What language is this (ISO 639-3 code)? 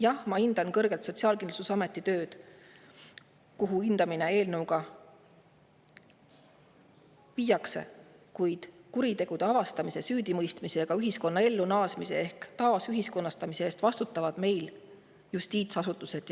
est